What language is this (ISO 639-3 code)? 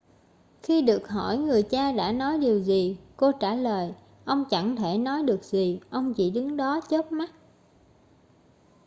vie